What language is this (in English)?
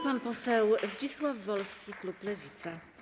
Polish